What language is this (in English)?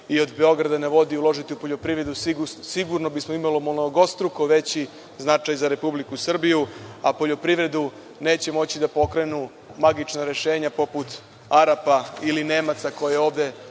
Serbian